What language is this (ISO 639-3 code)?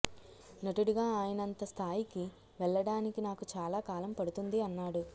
tel